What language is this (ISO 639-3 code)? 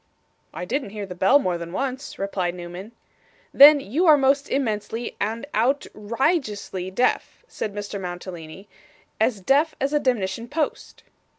eng